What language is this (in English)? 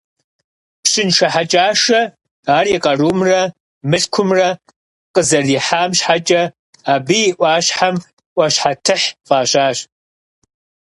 Kabardian